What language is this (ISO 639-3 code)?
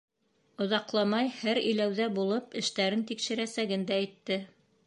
bak